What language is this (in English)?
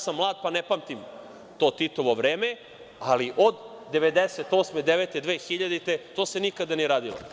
Serbian